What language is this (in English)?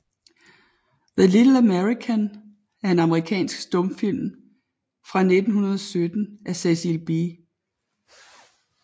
Danish